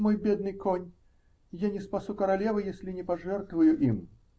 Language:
Russian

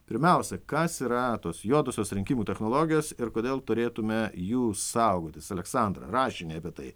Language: Lithuanian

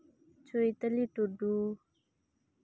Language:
Santali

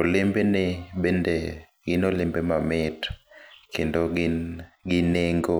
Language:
Luo (Kenya and Tanzania)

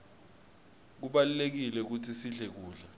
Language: Swati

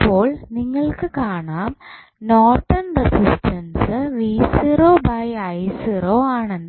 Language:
Malayalam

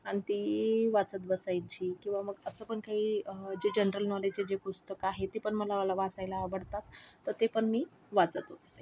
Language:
Marathi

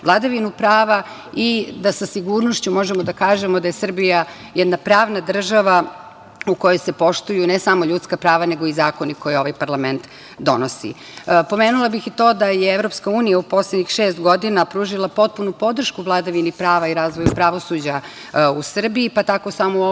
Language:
Serbian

